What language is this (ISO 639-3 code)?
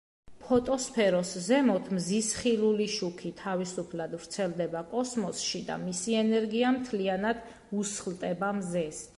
kat